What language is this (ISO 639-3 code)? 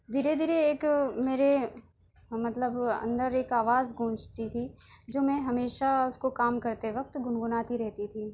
urd